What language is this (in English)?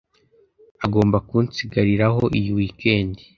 Kinyarwanda